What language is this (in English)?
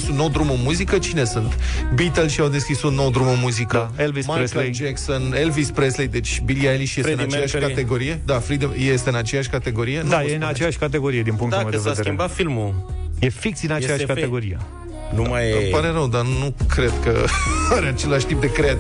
Romanian